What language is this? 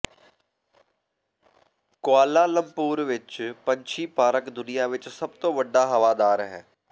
Punjabi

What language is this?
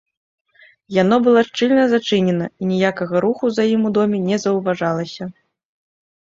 Belarusian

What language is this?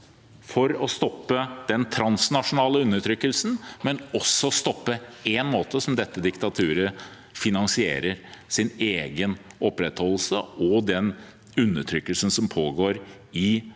Norwegian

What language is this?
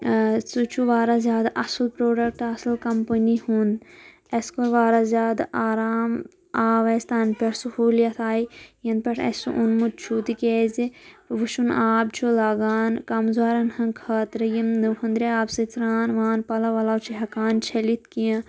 Kashmiri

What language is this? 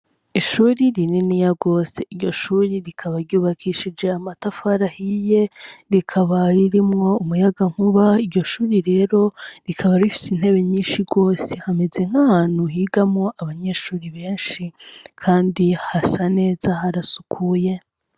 Rundi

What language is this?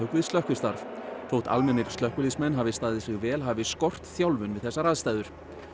Icelandic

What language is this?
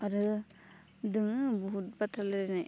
Bodo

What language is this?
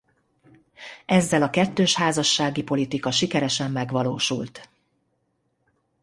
Hungarian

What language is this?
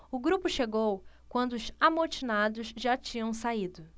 Portuguese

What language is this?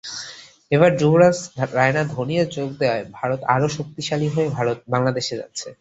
Bangla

